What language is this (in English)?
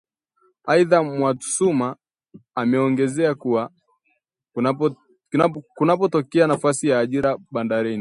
Swahili